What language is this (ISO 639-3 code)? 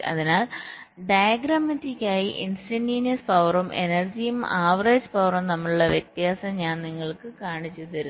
mal